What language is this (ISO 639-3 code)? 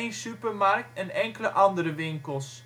nld